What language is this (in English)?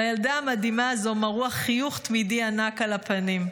Hebrew